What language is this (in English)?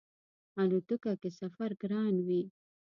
Pashto